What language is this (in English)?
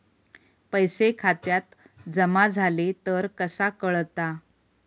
Marathi